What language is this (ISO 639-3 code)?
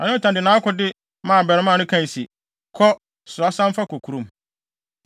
aka